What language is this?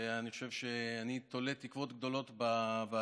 Hebrew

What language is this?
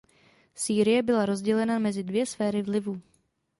Czech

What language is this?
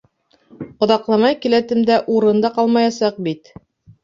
Bashkir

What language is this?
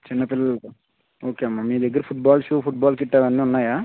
Telugu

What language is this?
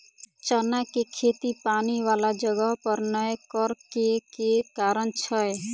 Maithili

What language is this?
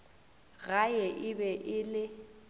Northern Sotho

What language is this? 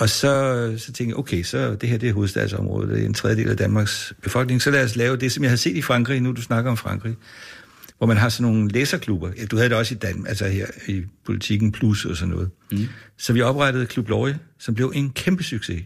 Danish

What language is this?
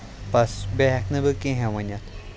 Kashmiri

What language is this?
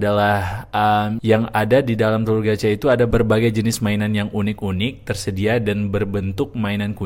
Indonesian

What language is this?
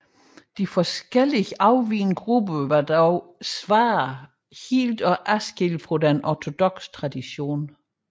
Danish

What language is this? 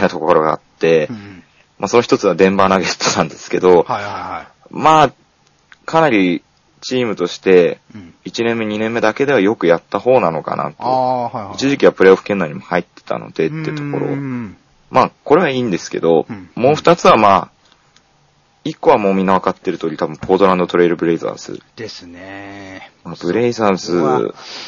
Japanese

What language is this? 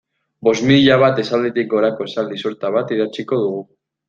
Basque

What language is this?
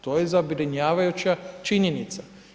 Croatian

